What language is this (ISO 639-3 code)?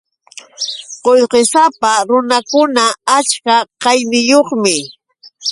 qux